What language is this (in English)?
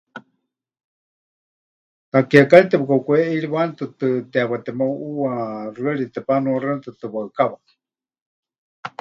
Huichol